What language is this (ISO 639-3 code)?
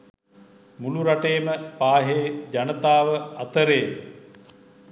sin